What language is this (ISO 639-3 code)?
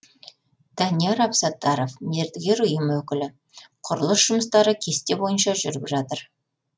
kaz